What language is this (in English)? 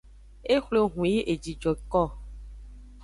Aja (Benin)